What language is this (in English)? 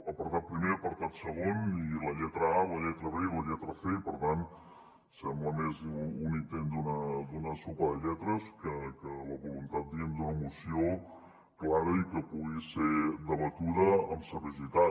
Catalan